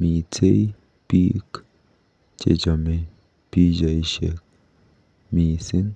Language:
Kalenjin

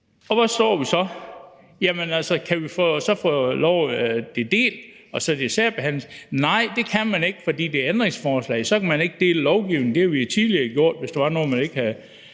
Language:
Danish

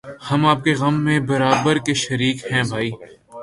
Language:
Urdu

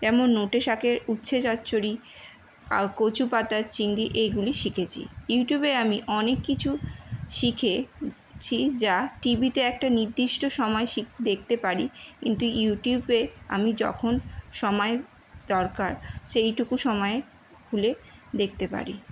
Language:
Bangla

